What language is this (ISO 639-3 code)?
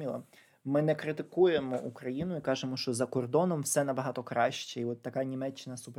ukr